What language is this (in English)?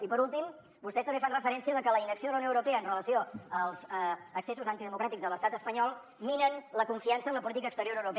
Catalan